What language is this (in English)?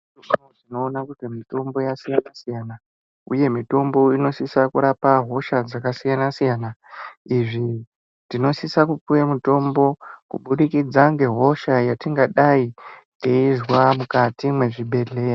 Ndau